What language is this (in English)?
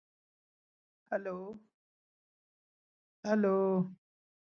English